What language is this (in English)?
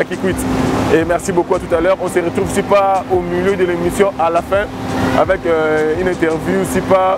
French